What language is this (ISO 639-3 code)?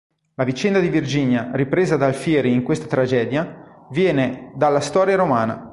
ita